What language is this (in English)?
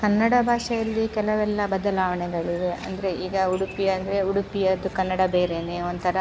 Kannada